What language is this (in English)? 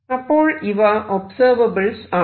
Malayalam